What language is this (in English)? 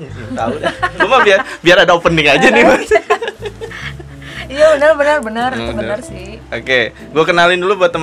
Indonesian